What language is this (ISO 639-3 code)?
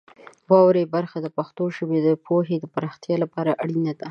pus